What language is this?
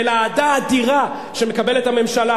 Hebrew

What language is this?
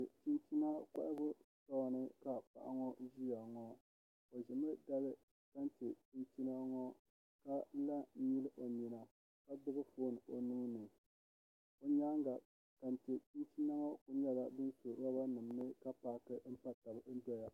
Dagbani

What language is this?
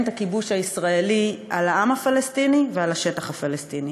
Hebrew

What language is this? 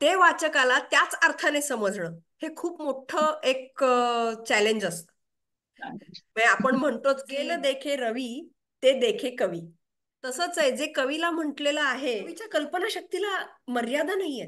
Marathi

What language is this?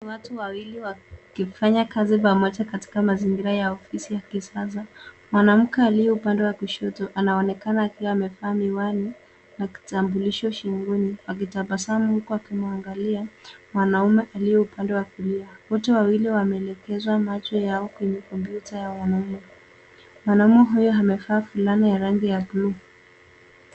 Swahili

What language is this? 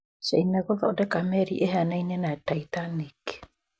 Kikuyu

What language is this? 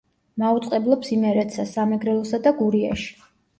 Georgian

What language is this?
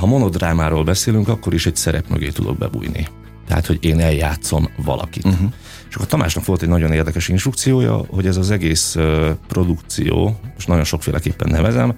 Hungarian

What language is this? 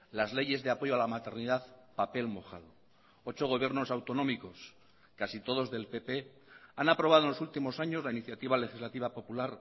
Spanish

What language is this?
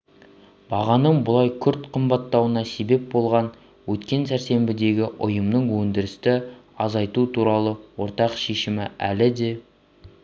Kazakh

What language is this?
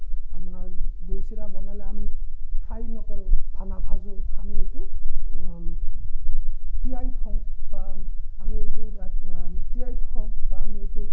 Assamese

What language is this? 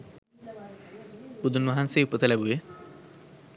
Sinhala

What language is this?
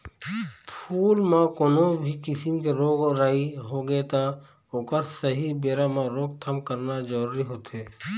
Chhattisgarhi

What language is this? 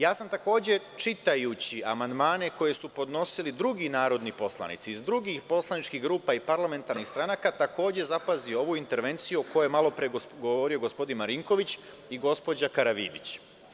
Serbian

